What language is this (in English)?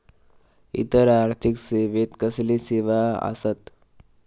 Marathi